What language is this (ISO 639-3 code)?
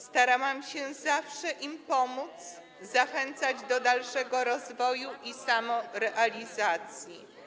pol